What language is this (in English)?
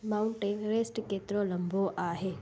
Sindhi